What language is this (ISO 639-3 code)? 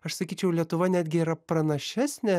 lit